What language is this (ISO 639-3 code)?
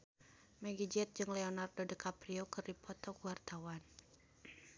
sun